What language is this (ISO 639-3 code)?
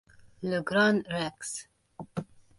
hun